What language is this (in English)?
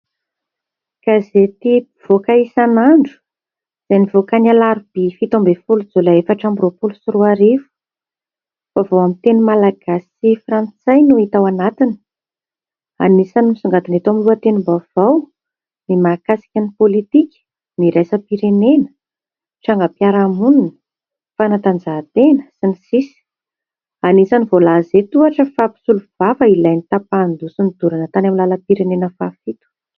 Malagasy